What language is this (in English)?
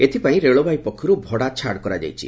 Odia